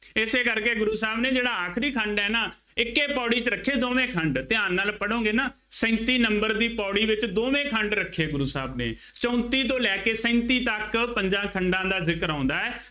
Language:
Punjabi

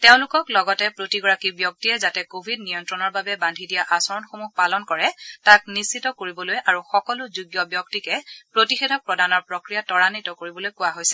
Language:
Assamese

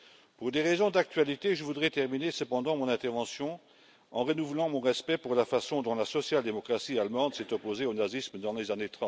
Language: French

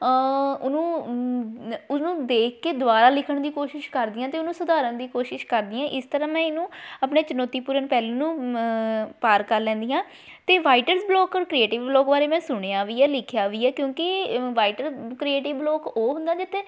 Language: Punjabi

